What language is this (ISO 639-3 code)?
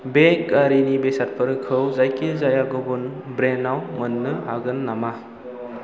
brx